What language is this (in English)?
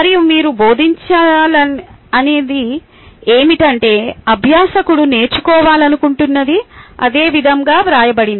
Telugu